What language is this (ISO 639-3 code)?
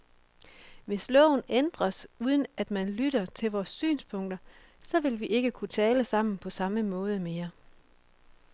dan